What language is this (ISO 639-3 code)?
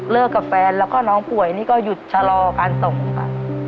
tha